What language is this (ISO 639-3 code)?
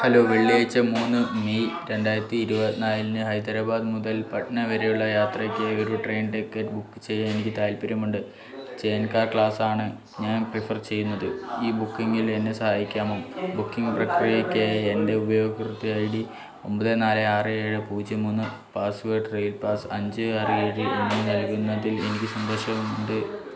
mal